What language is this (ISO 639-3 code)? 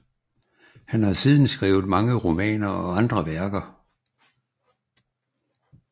dan